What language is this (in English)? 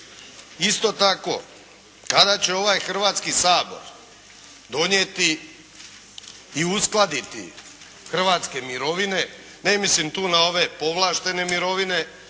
Croatian